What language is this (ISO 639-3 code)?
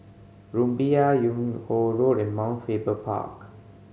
eng